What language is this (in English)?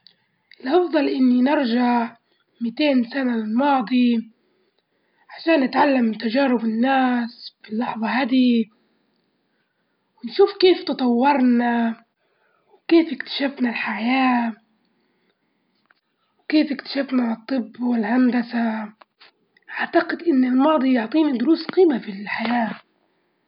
Libyan Arabic